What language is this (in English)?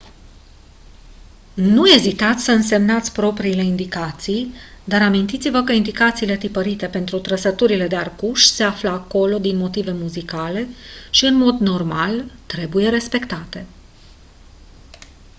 Romanian